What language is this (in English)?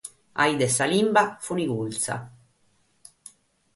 Sardinian